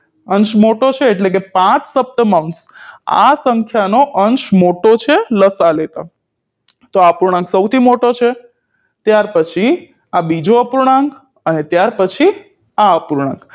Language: Gujarati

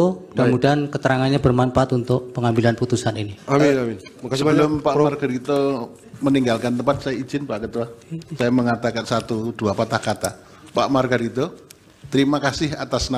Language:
Indonesian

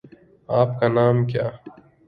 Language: Urdu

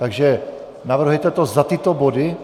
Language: Czech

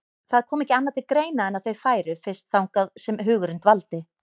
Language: Icelandic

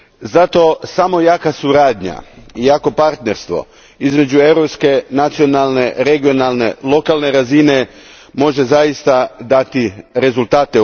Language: Croatian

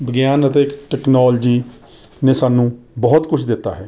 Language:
Punjabi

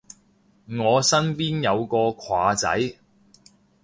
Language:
Cantonese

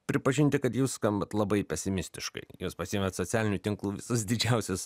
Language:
Lithuanian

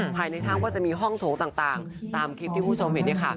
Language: Thai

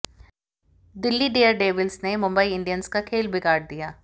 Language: Hindi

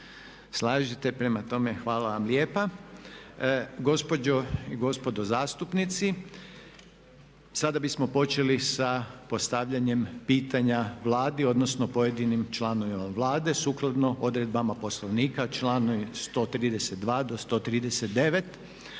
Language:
Croatian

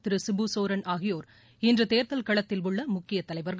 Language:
Tamil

